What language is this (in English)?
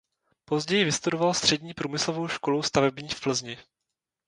Czech